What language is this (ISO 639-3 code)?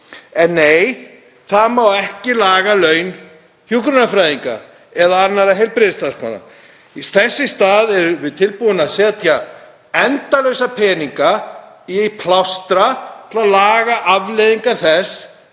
isl